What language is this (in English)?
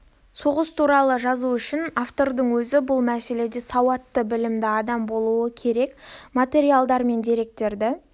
Kazakh